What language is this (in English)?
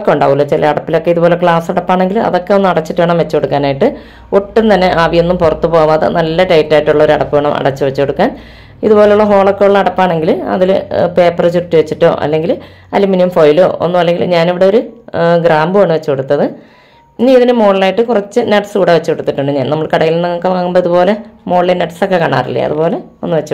Arabic